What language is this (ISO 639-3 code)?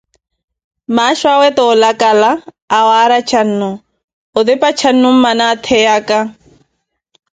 eko